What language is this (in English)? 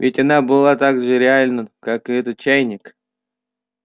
Russian